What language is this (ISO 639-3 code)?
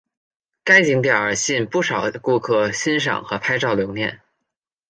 zho